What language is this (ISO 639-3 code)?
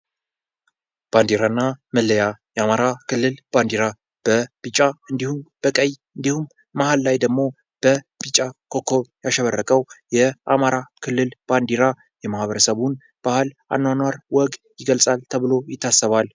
amh